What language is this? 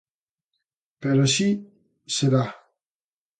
Galician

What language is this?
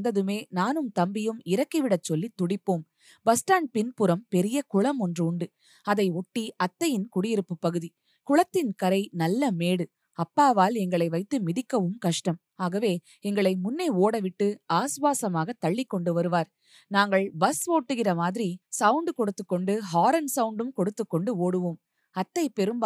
Tamil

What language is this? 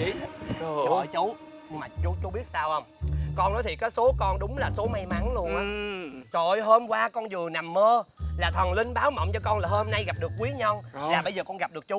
Vietnamese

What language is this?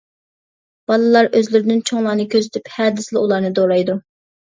Uyghur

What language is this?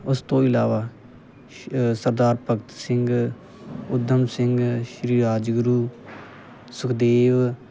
Punjabi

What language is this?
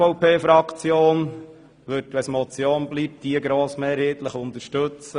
Swiss German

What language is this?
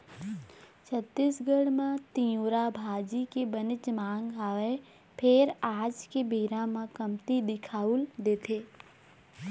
Chhattisgarhi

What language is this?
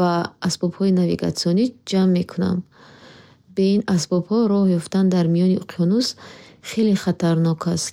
Bukharic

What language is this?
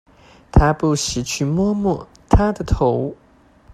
Chinese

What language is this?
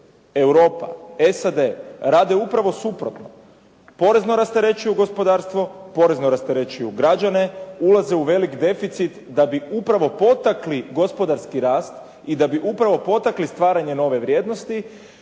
Croatian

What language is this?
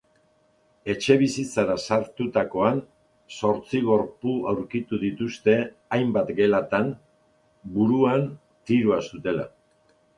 Basque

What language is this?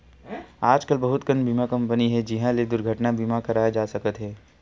Chhattisgarhi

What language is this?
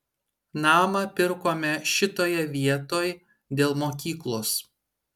Lithuanian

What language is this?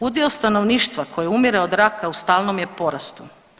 Croatian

